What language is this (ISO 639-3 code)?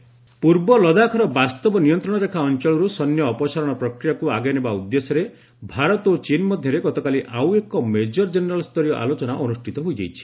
ori